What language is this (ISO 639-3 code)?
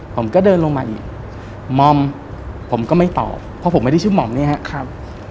tha